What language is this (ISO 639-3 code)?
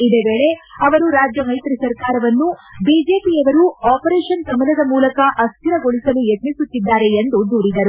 kan